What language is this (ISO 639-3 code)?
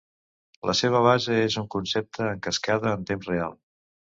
cat